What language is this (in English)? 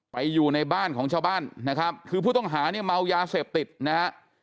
Thai